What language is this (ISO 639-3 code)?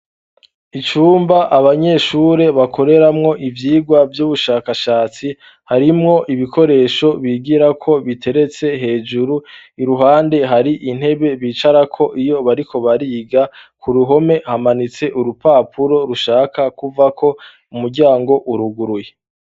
run